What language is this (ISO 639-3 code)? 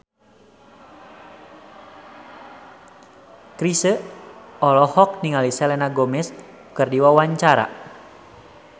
sun